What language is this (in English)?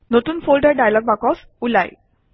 Assamese